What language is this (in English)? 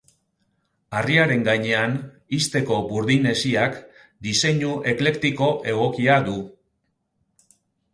Basque